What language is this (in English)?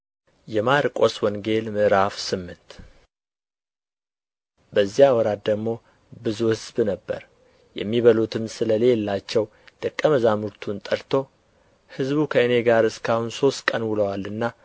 Amharic